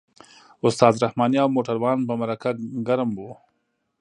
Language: Pashto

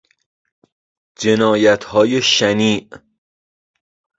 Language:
Persian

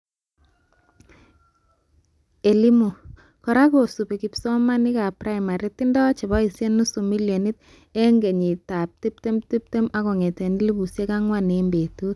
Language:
Kalenjin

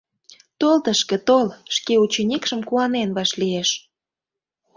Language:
Mari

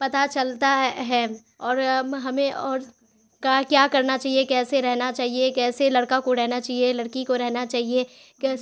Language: Urdu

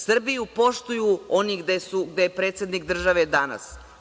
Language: Serbian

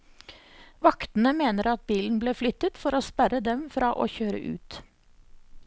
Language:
Norwegian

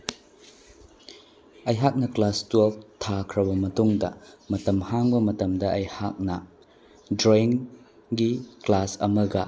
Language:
Manipuri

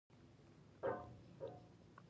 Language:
Pashto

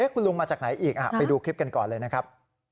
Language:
Thai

